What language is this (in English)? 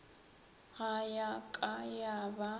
Northern Sotho